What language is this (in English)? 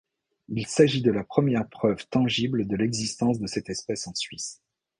French